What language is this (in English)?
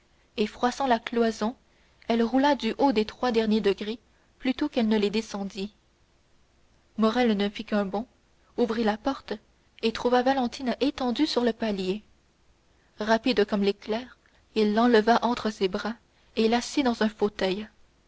French